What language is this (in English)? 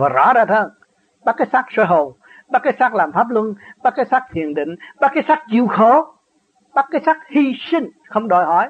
Vietnamese